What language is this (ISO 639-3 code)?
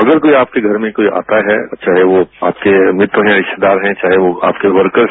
hin